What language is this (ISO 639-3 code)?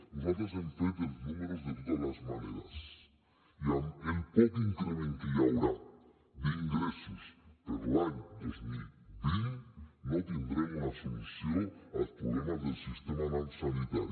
cat